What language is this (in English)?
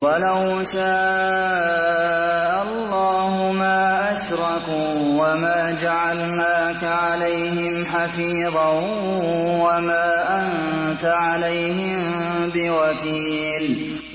Arabic